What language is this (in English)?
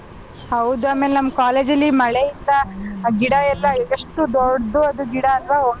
Kannada